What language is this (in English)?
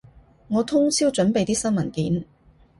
Cantonese